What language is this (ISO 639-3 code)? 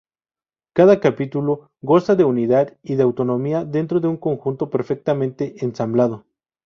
spa